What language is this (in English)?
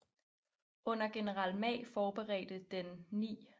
Danish